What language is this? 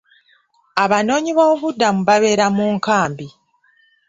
Ganda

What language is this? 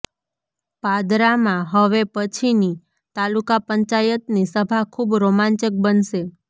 Gujarati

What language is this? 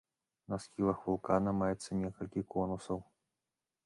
Belarusian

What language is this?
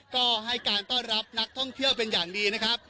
Thai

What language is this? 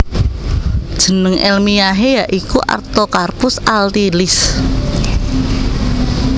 Javanese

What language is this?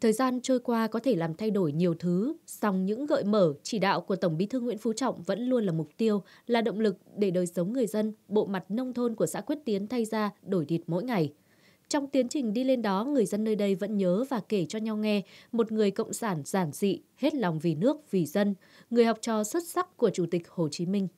Vietnamese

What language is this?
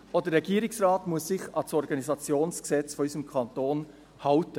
Swiss German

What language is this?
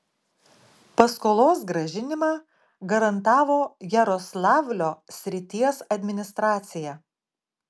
Lithuanian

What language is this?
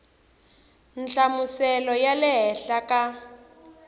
Tsonga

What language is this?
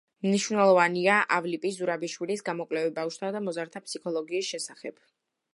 Georgian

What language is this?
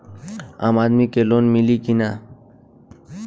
Bhojpuri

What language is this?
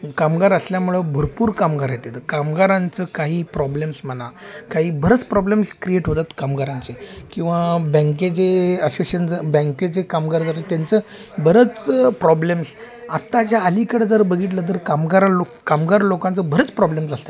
Marathi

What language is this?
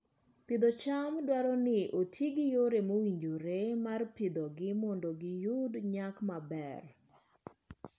Luo (Kenya and Tanzania)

